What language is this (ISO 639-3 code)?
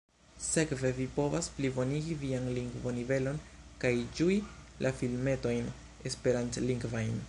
epo